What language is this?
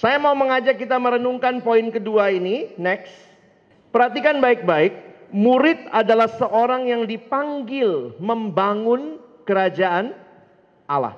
Indonesian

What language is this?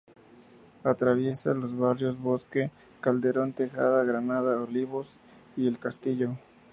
Spanish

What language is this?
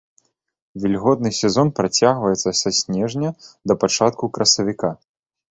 Belarusian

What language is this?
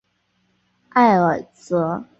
Chinese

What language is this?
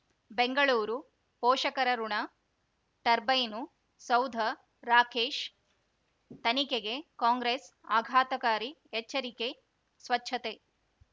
Kannada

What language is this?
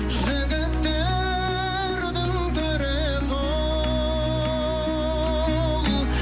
Kazakh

